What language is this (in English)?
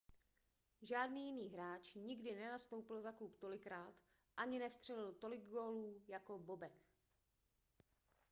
Czech